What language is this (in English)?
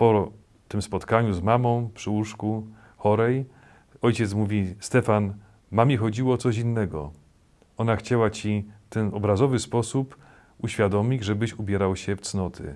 Polish